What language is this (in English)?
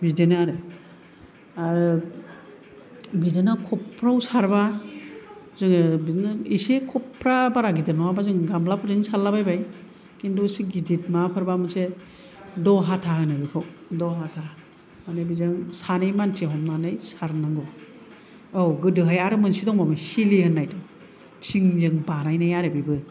Bodo